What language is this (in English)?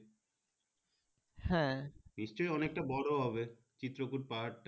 Bangla